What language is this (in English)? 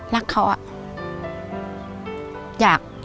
Thai